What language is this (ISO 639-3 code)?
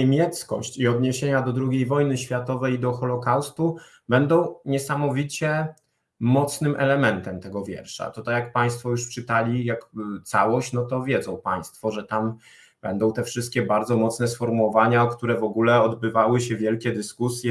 pol